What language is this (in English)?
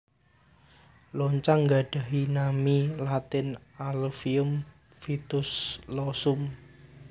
Javanese